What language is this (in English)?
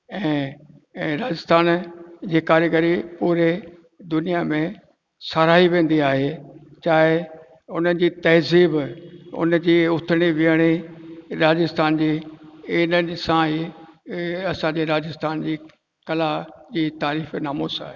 Sindhi